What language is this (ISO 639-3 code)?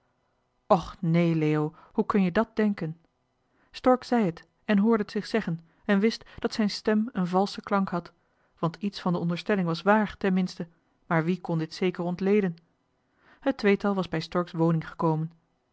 nld